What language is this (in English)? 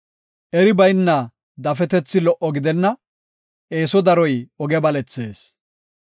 Gofa